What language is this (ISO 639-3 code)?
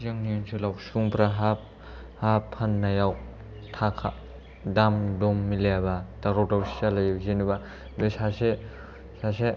brx